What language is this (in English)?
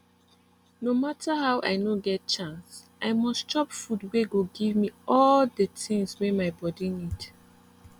Nigerian Pidgin